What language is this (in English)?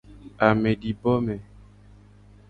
Gen